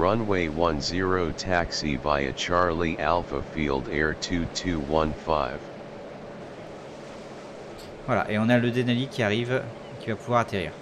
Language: French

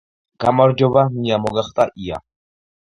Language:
Georgian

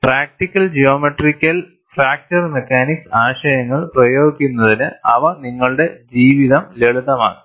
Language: Malayalam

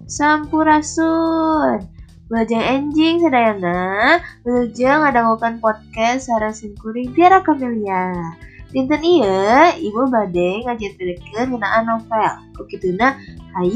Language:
Malay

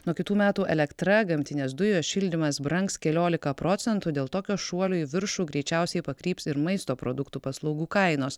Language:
Lithuanian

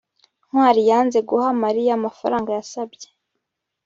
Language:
Kinyarwanda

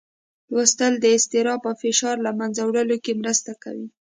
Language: Pashto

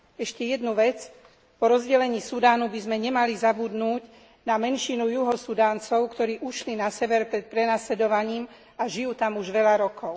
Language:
Slovak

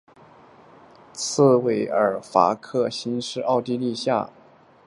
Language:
Chinese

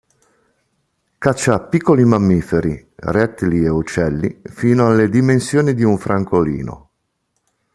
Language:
Italian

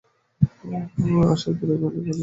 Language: Bangla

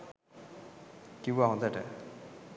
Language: Sinhala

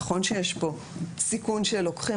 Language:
Hebrew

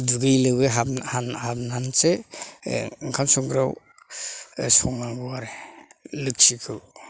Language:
Bodo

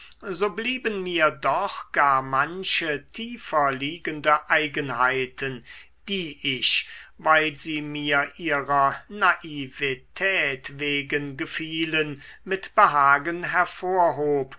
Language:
German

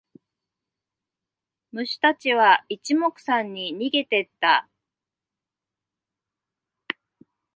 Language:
Japanese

